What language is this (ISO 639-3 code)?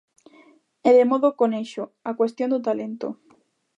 glg